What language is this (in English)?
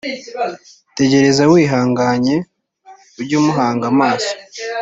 Kinyarwanda